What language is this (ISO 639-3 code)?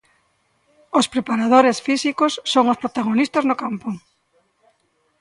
glg